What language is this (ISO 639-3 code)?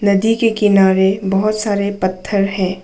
hin